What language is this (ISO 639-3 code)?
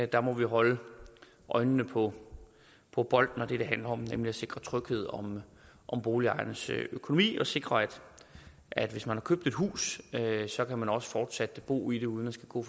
dan